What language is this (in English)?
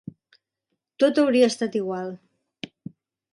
Catalan